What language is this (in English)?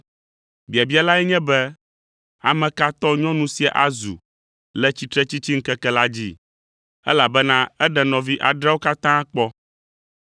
Ewe